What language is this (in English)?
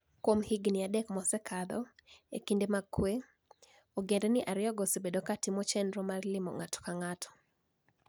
Luo (Kenya and Tanzania)